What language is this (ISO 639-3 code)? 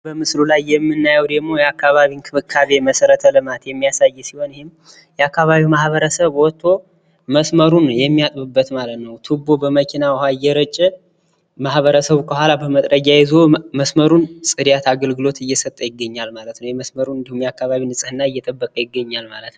amh